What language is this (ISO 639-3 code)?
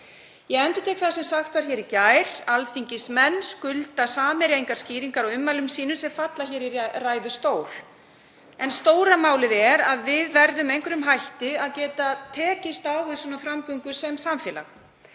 isl